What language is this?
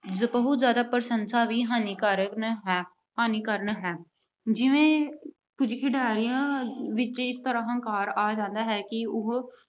Punjabi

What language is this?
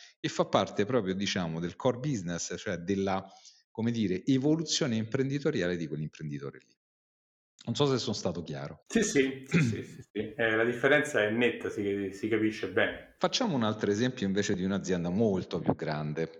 Italian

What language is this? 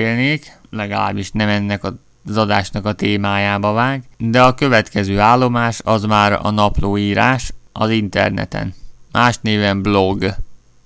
Hungarian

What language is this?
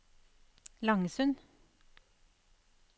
Norwegian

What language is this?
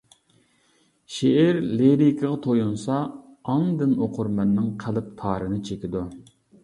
Uyghur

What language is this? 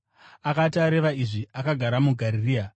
Shona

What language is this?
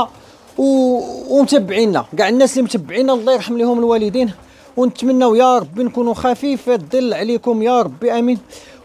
Arabic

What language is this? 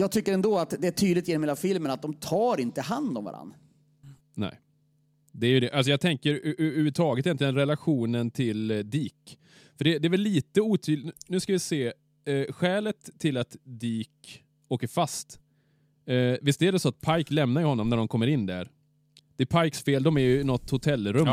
Swedish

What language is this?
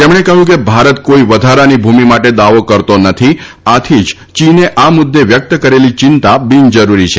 Gujarati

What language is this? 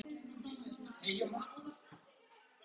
Icelandic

